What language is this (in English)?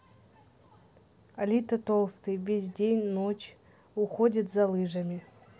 Russian